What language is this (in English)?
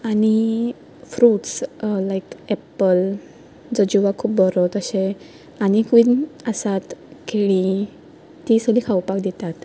Konkani